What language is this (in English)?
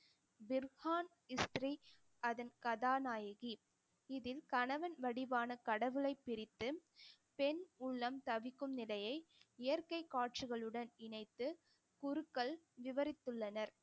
Tamil